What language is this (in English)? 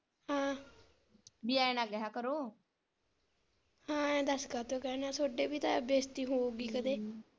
Punjabi